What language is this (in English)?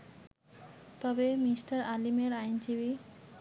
Bangla